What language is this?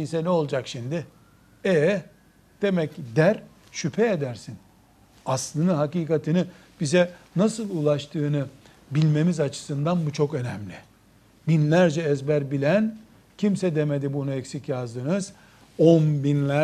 Turkish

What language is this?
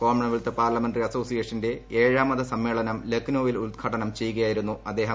Malayalam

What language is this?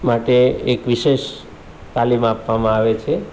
Gujarati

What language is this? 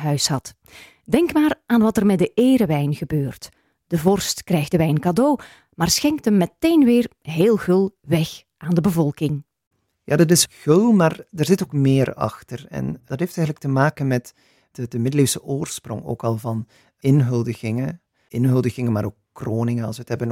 Dutch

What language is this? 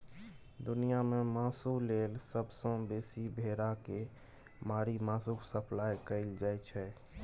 Maithili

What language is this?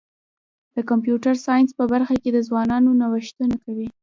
Pashto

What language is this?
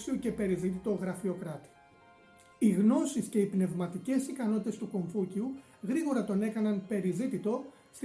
Greek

